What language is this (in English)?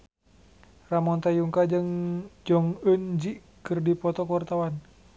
Sundanese